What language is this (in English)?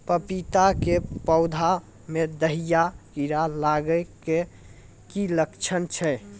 Maithili